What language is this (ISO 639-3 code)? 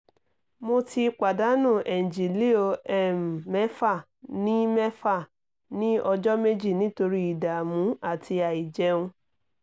yor